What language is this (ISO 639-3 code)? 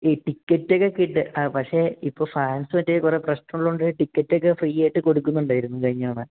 mal